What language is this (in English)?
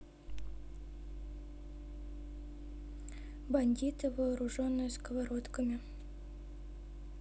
Russian